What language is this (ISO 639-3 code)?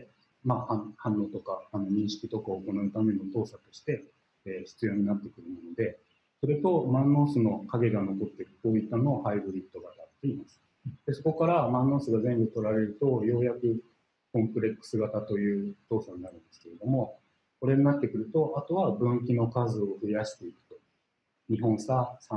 jpn